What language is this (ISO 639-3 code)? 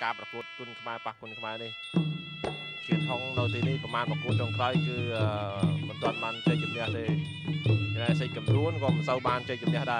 vie